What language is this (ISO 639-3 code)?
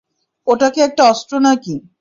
ben